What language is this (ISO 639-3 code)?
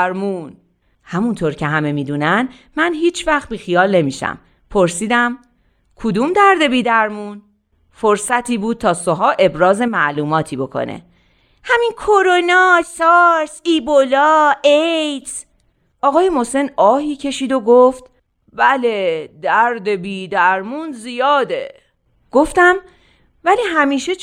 fas